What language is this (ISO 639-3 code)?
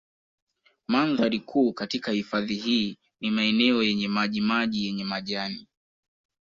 swa